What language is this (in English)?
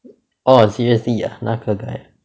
English